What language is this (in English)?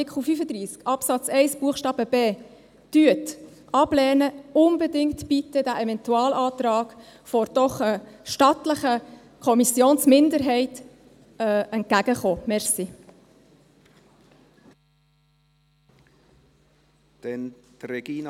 Swiss German